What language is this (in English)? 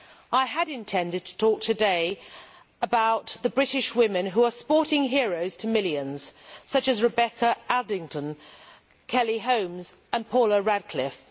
English